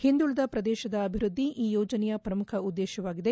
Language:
Kannada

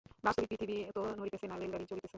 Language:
Bangla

